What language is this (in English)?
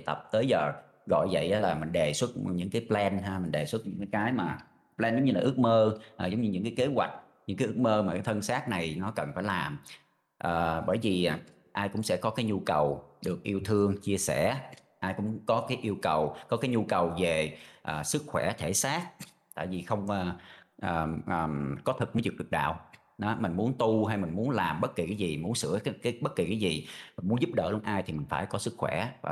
Vietnamese